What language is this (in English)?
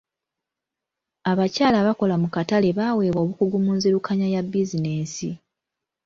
Ganda